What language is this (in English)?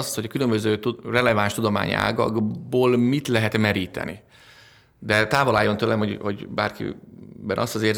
Hungarian